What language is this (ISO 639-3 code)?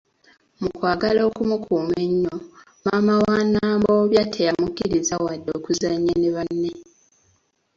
lug